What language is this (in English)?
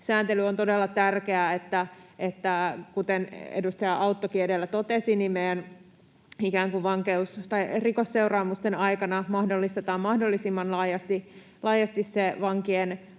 Finnish